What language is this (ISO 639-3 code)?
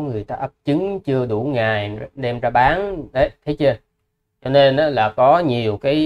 vie